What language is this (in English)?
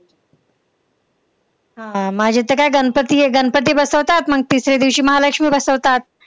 Marathi